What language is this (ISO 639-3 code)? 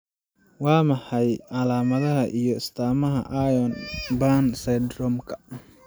som